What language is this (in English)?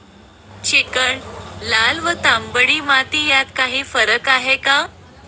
Marathi